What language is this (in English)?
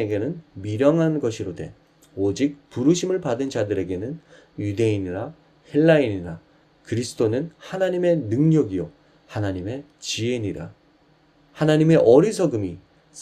Korean